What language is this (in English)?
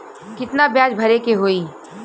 Bhojpuri